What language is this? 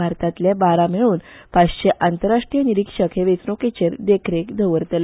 Konkani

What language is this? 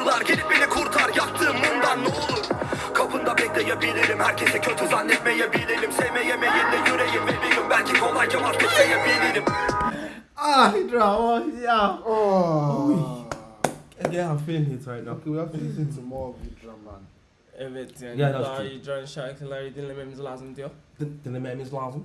Turkish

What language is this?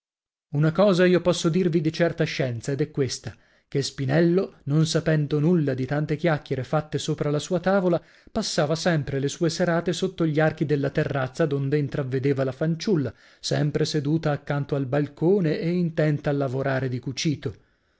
Italian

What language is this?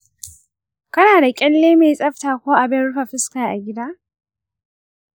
Hausa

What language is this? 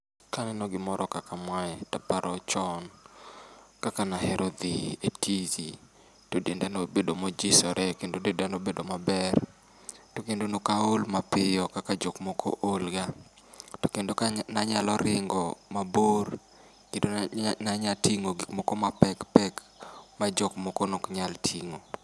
Luo (Kenya and Tanzania)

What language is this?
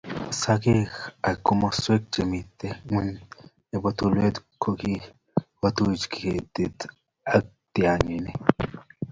Kalenjin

